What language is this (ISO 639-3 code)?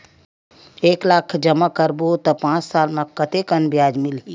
hne